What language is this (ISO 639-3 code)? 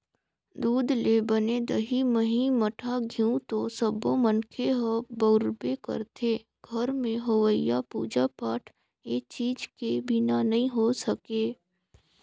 hne